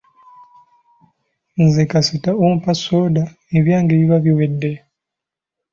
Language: Ganda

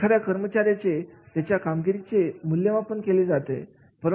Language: Marathi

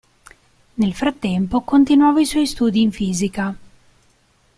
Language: Italian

